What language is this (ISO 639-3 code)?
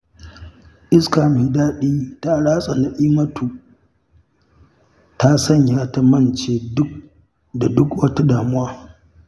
hau